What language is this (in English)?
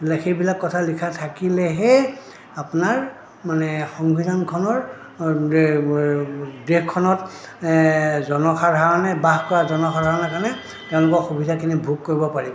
Assamese